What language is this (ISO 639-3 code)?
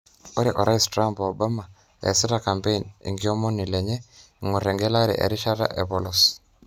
mas